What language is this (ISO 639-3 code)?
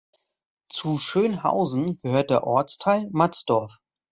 deu